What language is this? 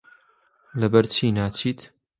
Central Kurdish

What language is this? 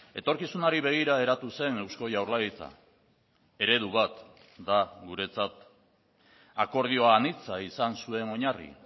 Basque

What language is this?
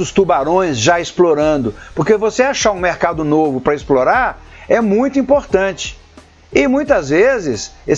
Portuguese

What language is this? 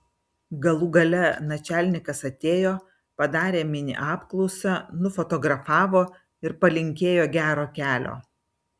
Lithuanian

